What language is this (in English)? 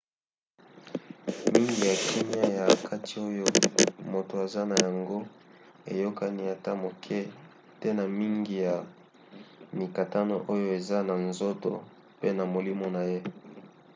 Lingala